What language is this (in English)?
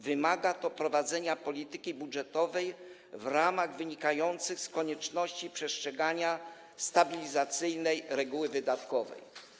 Polish